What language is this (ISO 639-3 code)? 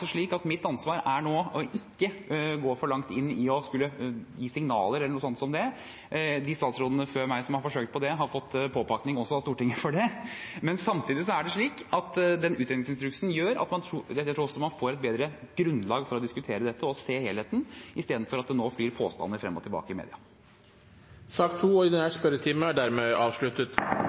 nob